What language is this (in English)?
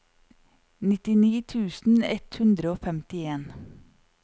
Norwegian